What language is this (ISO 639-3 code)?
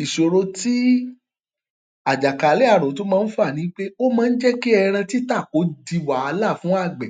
yor